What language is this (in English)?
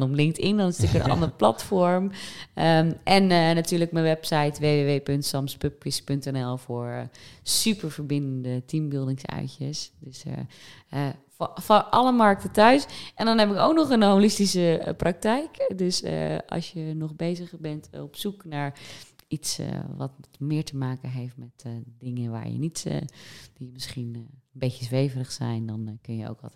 Dutch